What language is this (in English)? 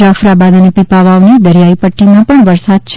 Gujarati